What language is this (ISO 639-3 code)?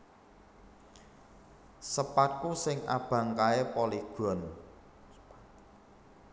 jav